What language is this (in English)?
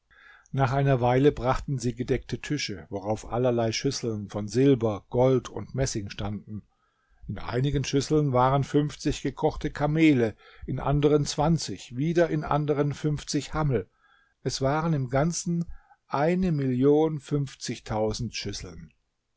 German